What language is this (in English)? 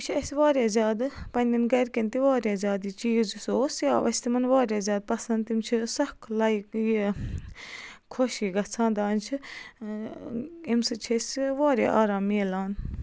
Kashmiri